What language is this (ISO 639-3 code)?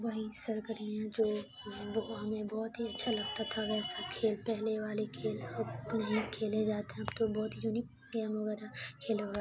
urd